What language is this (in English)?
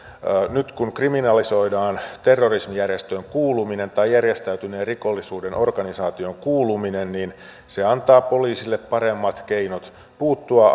Finnish